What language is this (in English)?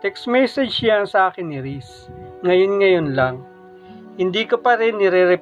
Filipino